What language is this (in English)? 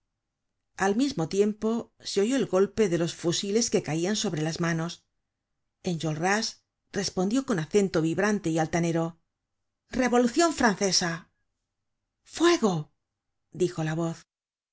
Spanish